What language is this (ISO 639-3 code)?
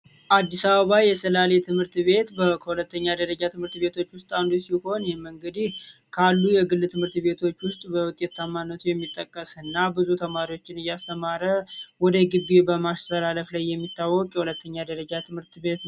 amh